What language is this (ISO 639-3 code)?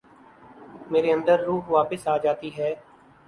urd